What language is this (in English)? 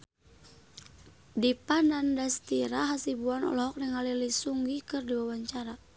Sundanese